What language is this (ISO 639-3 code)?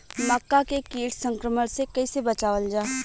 bho